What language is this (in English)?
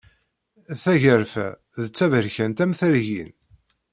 Kabyle